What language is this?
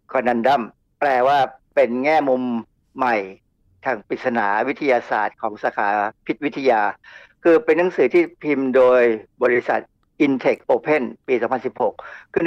Thai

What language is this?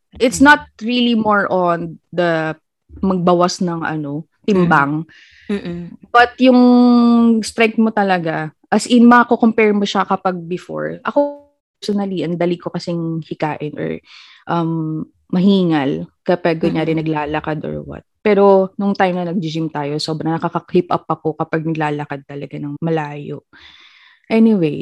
Filipino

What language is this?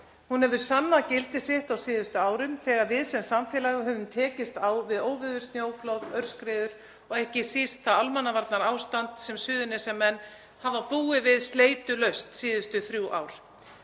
Icelandic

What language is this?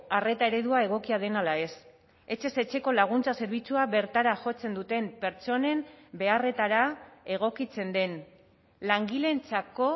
Basque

